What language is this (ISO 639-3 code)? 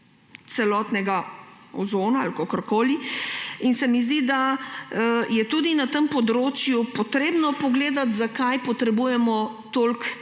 slv